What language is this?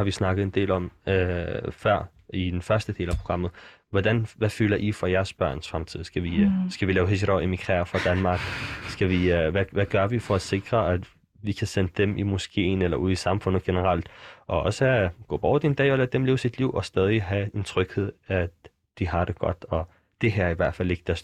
Danish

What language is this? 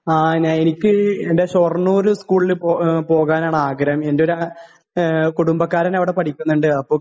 Malayalam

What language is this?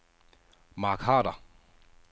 Danish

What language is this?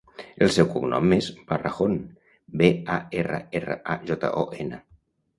Catalan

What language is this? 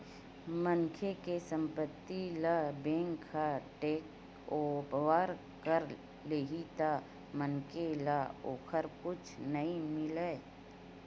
Chhattisgarhi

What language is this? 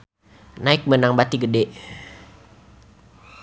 Sundanese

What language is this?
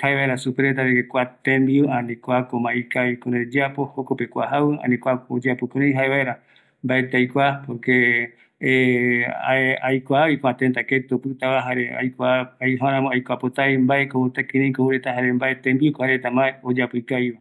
Eastern Bolivian Guaraní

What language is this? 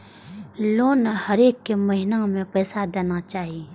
Maithili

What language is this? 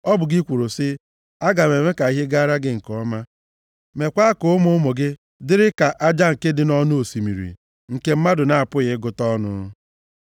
Igbo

